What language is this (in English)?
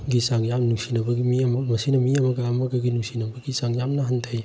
Manipuri